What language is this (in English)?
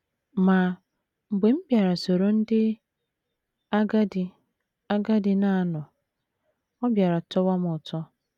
Igbo